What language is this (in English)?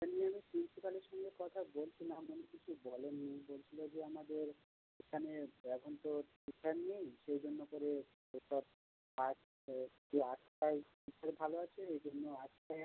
Bangla